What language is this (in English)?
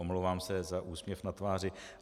Czech